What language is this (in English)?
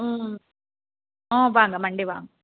Tamil